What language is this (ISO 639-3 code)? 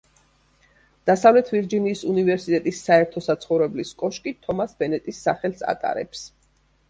kat